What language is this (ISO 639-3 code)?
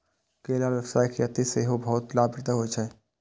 mai